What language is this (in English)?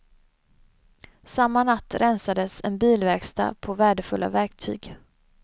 Swedish